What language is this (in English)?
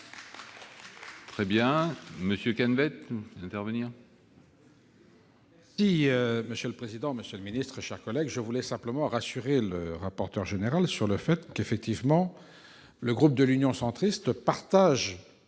French